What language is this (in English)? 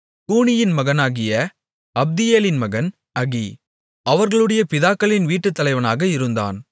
Tamil